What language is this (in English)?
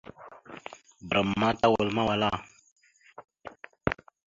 Mada (Cameroon)